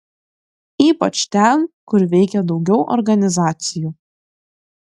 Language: Lithuanian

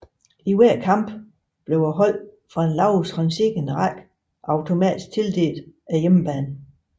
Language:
Danish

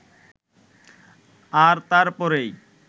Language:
Bangla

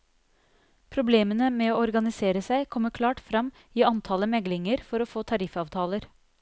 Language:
Norwegian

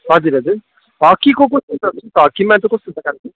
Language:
Nepali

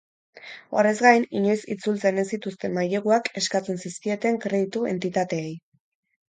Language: Basque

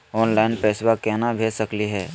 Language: Magahi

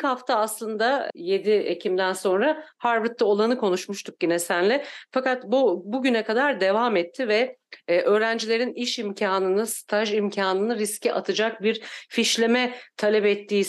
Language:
Turkish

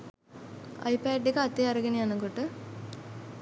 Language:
Sinhala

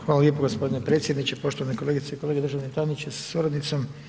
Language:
Croatian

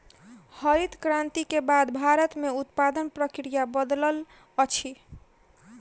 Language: Maithili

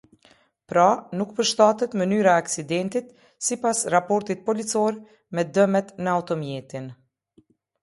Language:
Albanian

